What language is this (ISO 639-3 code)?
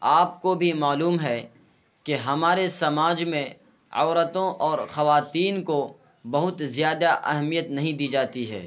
urd